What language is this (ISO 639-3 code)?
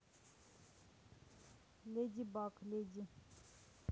rus